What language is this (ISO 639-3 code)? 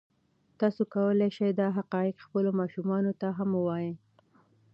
pus